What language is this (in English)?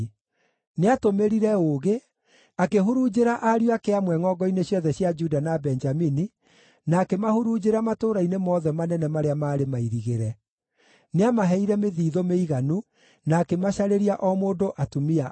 Kikuyu